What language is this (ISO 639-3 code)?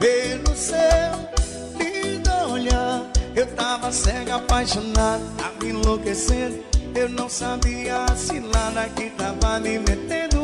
por